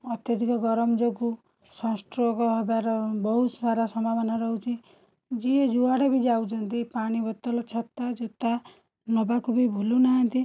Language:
Odia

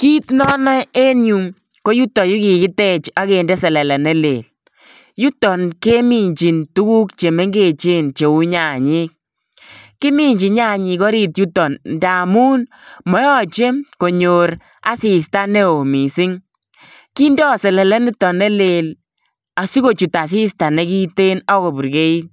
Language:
Kalenjin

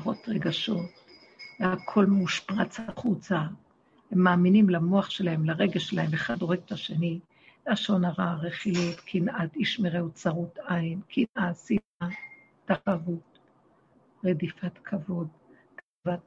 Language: Hebrew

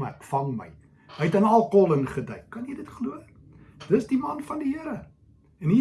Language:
Dutch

